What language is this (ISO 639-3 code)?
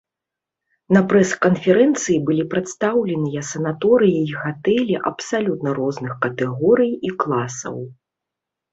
bel